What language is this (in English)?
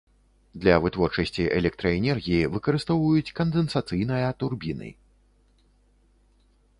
Belarusian